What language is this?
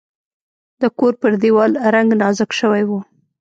Pashto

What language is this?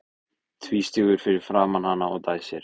Icelandic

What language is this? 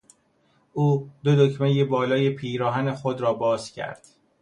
Persian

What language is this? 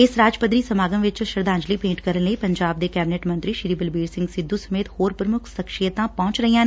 Punjabi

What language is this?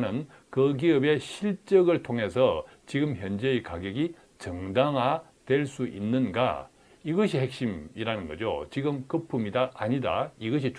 Korean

